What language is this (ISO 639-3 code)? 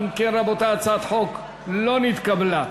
heb